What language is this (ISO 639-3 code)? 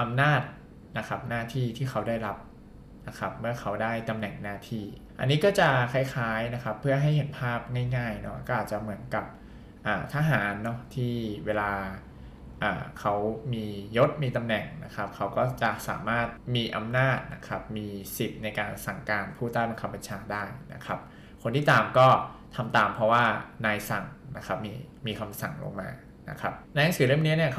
tha